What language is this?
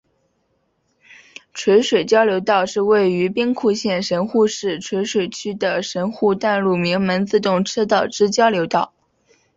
Chinese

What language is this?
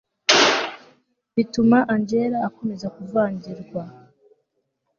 Kinyarwanda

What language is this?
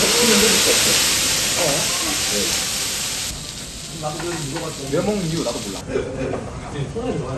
Korean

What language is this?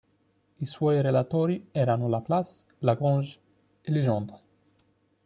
Italian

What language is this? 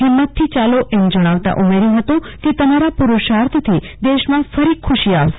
Gujarati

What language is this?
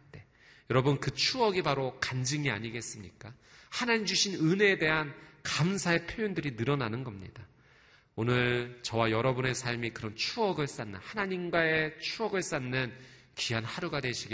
Korean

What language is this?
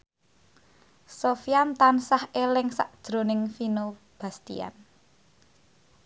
Javanese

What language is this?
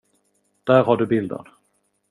Swedish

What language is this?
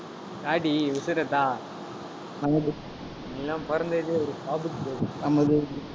Tamil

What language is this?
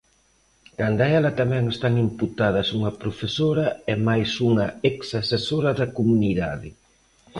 Galician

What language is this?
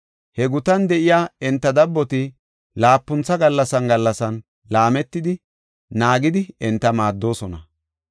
Gofa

